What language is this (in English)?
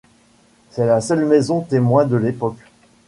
French